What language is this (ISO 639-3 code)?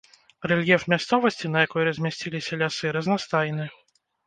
bel